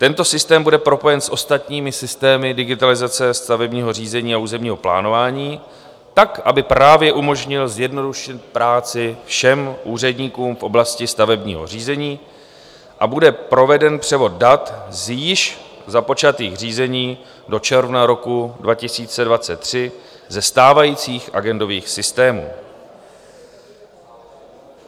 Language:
Czech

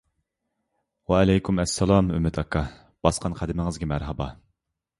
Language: Uyghur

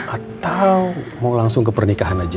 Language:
Indonesian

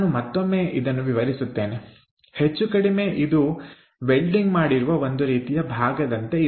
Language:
Kannada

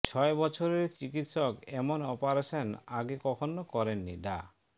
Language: Bangla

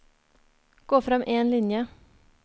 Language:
Norwegian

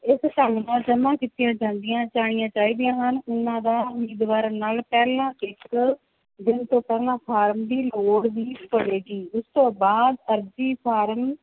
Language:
Punjabi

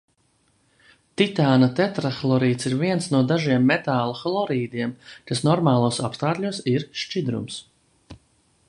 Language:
Latvian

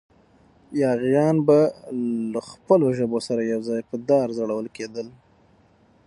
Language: Pashto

